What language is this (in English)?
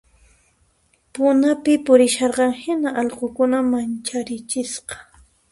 Puno Quechua